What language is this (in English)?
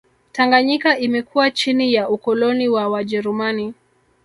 Swahili